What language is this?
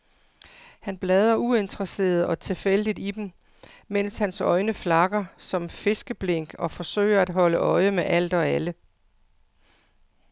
Danish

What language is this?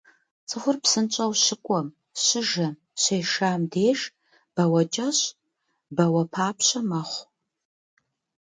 Kabardian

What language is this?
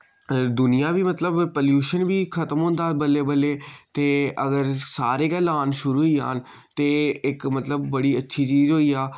Dogri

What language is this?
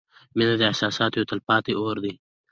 Pashto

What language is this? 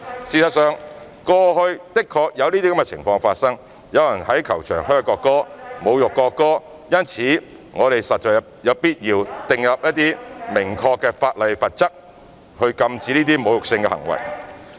Cantonese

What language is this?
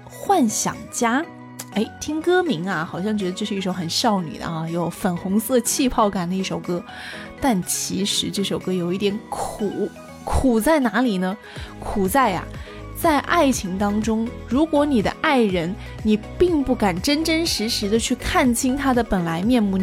Chinese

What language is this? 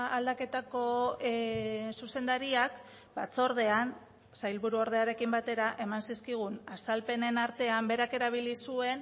Basque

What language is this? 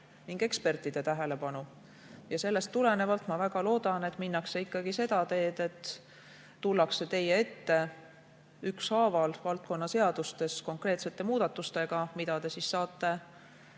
Estonian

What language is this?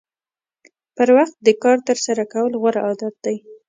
Pashto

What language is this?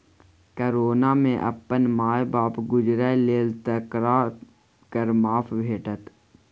Maithili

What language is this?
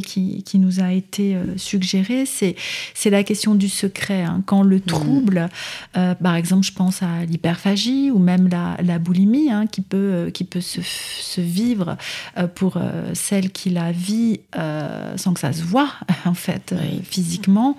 French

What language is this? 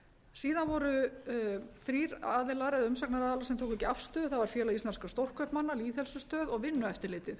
Icelandic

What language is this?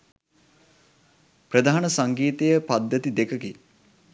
Sinhala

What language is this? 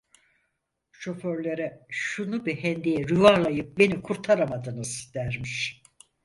Turkish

